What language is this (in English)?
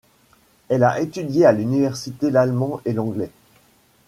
French